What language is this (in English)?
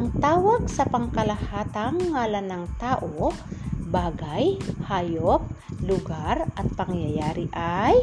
Filipino